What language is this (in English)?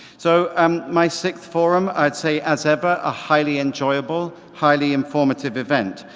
English